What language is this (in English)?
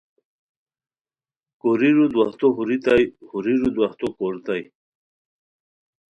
Khowar